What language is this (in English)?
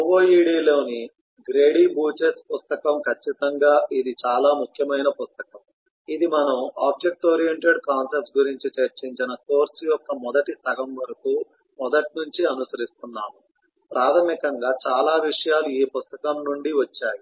Telugu